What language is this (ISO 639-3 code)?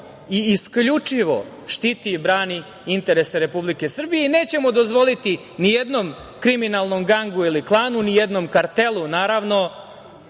srp